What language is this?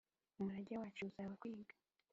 Kinyarwanda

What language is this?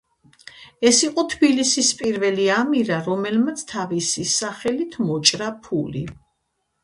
Georgian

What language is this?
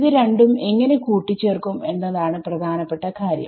Malayalam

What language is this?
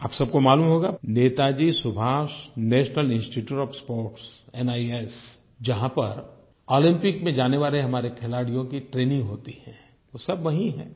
Hindi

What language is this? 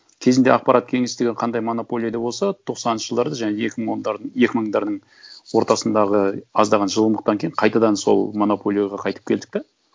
Kazakh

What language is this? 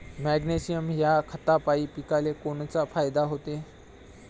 Marathi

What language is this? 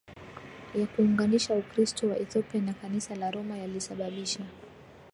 Swahili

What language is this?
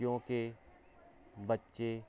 Punjabi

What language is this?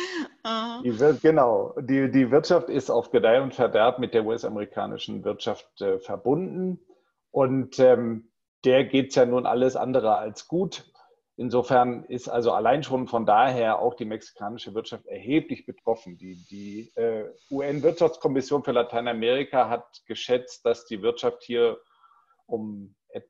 German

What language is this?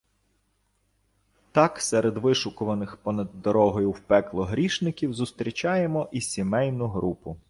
Ukrainian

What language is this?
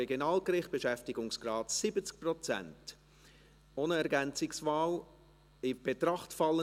Swiss German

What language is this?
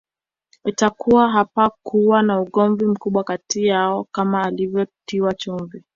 Swahili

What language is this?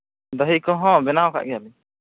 Santali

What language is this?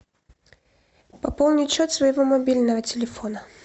Russian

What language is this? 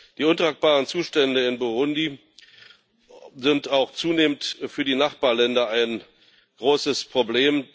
German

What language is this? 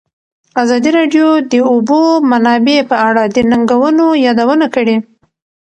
Pashto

